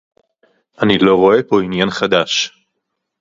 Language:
Hebrew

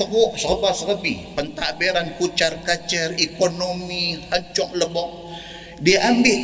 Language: Malay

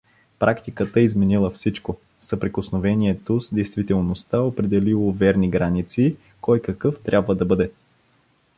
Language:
Bulgarian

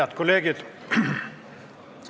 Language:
Estonian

